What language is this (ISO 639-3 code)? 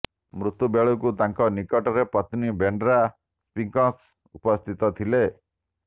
ori